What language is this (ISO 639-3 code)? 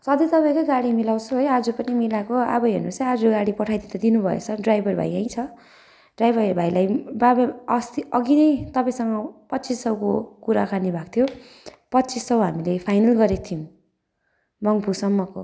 nep